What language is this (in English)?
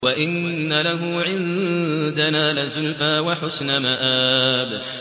Arabic